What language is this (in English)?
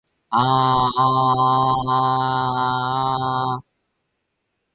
Japanese